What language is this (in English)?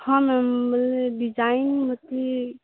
Odia